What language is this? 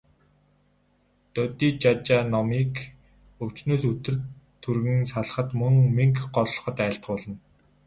Mongolian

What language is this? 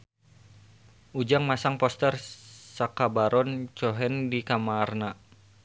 Sundanese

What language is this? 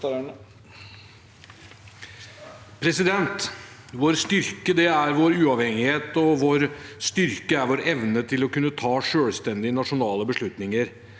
Norwegian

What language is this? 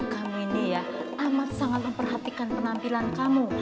Indonesian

